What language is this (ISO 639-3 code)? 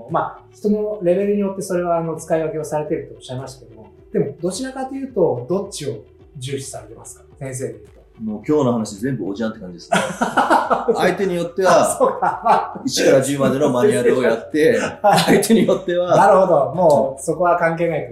jpn